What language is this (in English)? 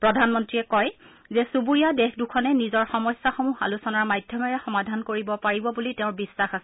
Assamese